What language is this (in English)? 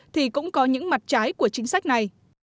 Vietnamese